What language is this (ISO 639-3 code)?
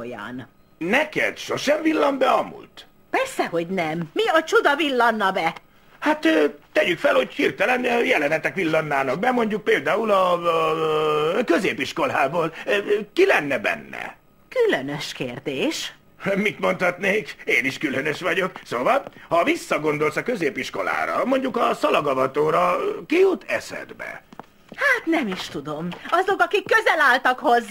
hun